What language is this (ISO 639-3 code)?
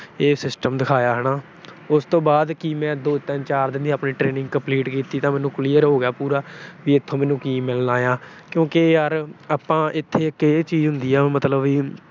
pan